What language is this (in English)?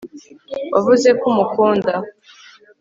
Kinyarwanda